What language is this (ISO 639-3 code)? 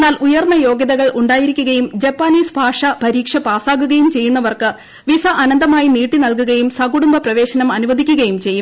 mal